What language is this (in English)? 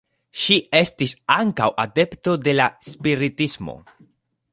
Esperanto